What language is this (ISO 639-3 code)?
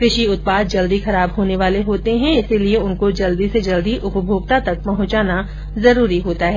hin